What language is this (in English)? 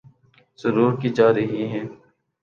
Urdu